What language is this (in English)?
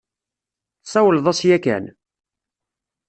Kabyle